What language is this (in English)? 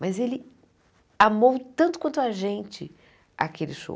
Portuguese